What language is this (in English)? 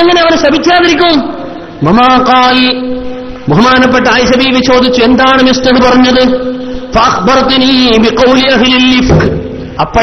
Arabic